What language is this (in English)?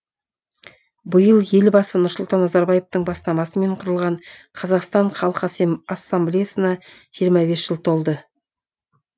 Kazakh